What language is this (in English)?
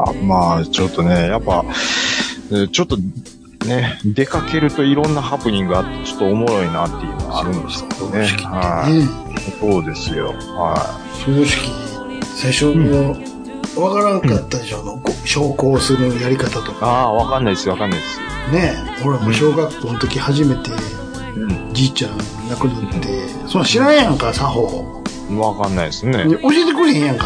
Japanese